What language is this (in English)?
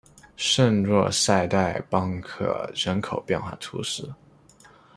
Chinese